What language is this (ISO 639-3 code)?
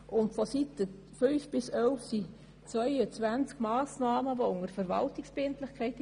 gsw